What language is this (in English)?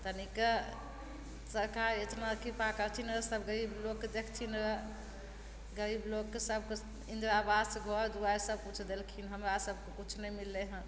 Maithili